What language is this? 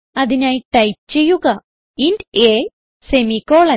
Malayalam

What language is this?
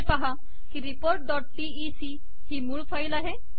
Marathi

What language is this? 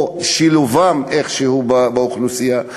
Hebrew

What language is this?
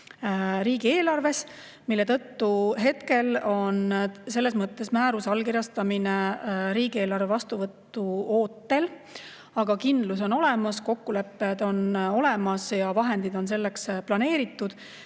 Estonian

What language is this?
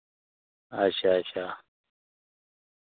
Dogri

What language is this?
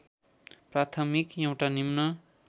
Nepali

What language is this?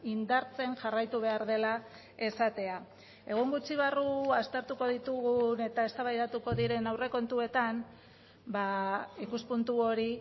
Basque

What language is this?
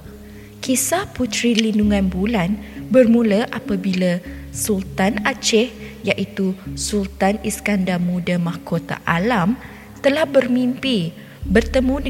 Malay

